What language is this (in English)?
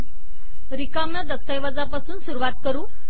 Marathi